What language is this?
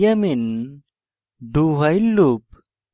Bangla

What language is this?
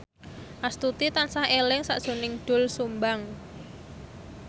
Javanese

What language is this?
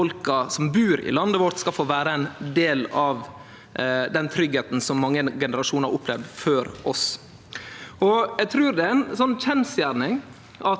Norwegian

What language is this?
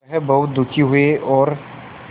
Hindi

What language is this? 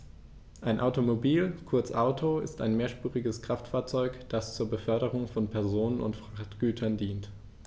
German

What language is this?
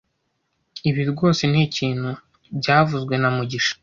Kinyarwanda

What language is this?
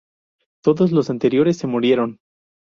Spanish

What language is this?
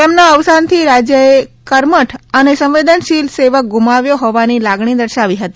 Gujarati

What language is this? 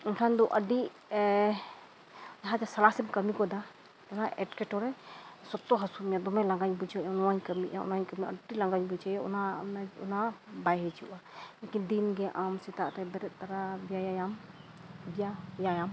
Santali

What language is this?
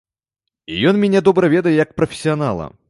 Belarusian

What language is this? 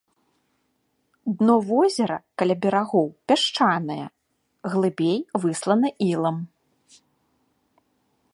Belarusian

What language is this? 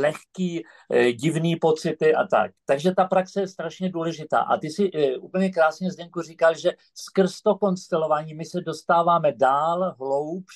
Czech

